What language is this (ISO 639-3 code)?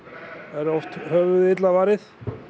isl